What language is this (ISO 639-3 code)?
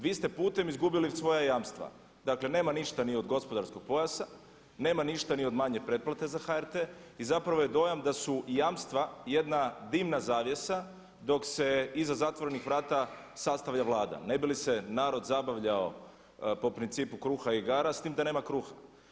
hrv